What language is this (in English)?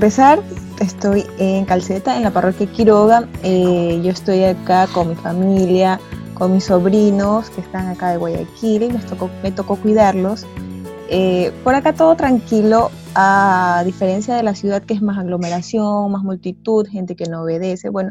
Spanish